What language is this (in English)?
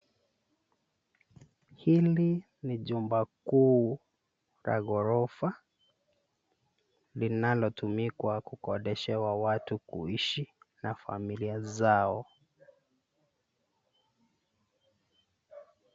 Swahili